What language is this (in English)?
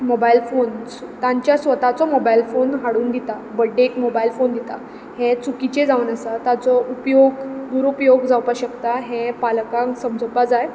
Konkani